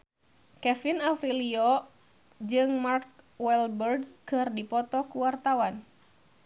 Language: Sundanese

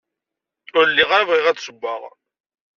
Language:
Kabyle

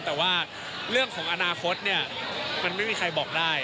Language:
Thai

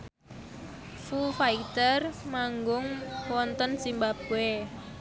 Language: Javanese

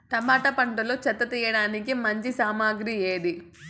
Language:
Telugu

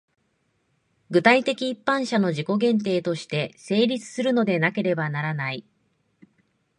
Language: Japanese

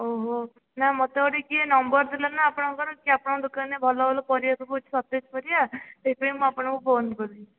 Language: Odia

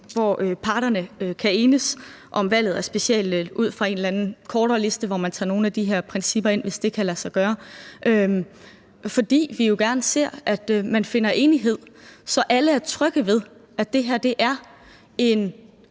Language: Danish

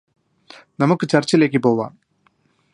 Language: Malayalam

